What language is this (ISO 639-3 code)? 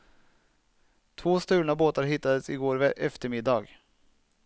swe